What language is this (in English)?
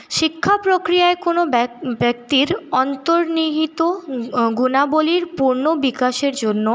Bangla